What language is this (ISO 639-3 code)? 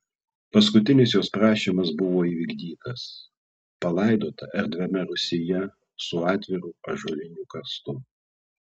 lit